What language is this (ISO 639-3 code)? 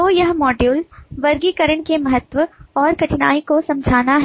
hin